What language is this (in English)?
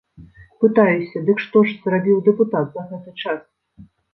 Belarusian